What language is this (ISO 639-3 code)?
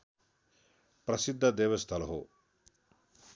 nep